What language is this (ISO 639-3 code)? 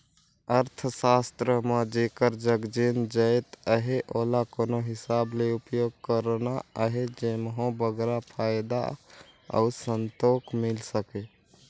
hne